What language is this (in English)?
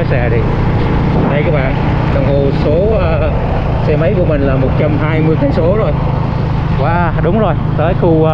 Vietnamese